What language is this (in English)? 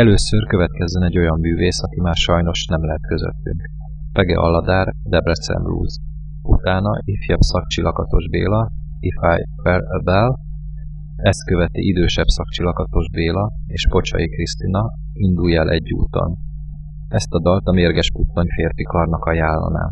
Hungarian